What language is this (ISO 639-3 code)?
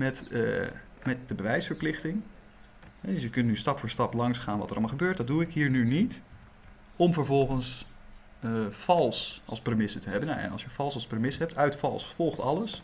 nld